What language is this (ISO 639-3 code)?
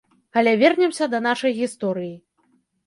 bel